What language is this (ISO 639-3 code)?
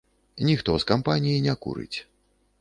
bel